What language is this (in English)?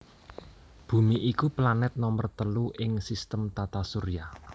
Javanese